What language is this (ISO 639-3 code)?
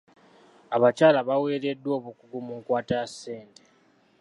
lug